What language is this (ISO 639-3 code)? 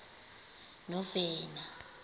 xho